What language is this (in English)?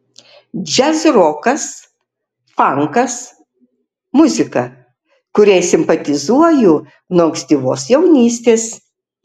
Lithuanian